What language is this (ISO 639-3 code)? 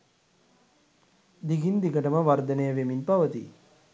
sin